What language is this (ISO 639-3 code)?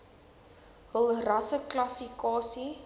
afr